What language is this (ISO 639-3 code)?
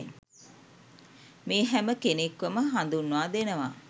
sin